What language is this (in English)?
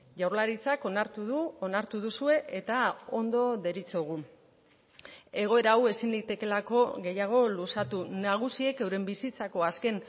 Basque